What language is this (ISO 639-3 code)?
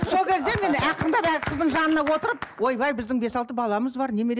kaz